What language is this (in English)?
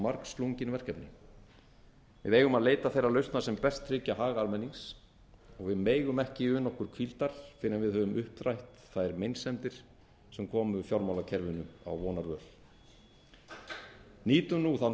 Icelandic